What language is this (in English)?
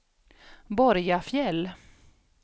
Swedish